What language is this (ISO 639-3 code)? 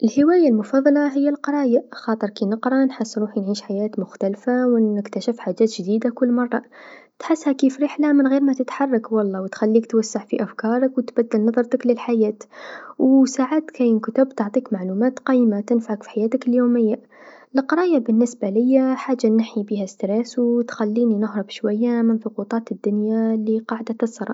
aeb